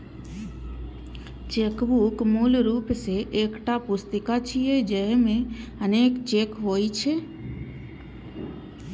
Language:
Maithili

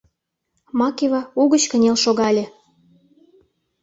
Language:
Mari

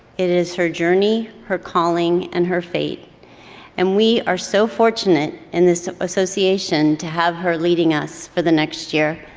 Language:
English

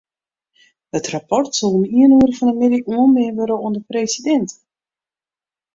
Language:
Western Frisian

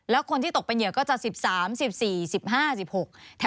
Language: Thai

